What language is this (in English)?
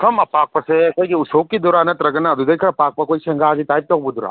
Manipuri